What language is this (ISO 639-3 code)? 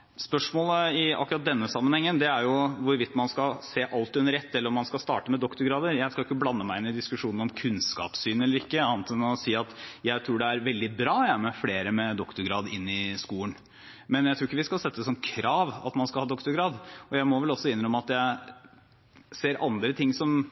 nob